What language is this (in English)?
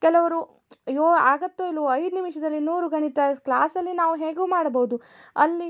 Kannada